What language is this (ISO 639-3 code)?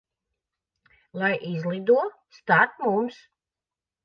lav